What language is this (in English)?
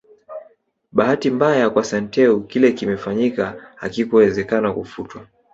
Swahili